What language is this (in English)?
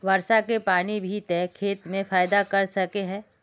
Magahi